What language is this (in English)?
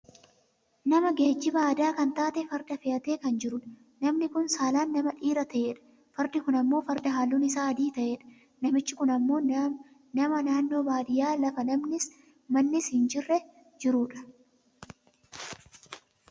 Oromo